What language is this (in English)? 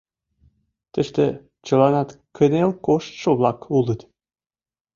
Mari